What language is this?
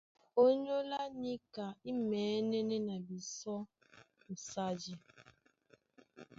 Duala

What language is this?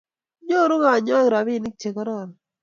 Kalenjin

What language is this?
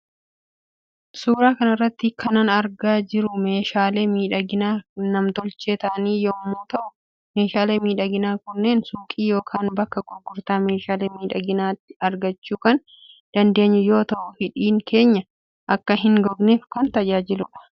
Oromo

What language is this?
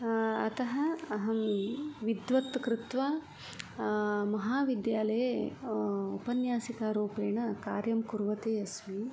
Sanskrit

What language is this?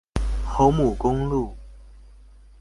Chinese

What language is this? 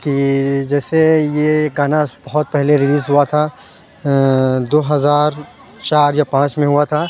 Urdu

